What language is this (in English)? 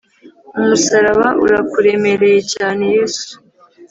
Kinyarwanda